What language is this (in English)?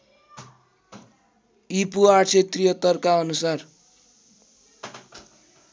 Nepali